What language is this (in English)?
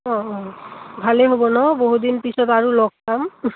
Assamese